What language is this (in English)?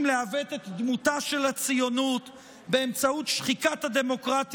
Hebrew